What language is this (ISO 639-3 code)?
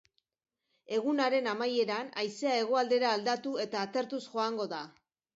eus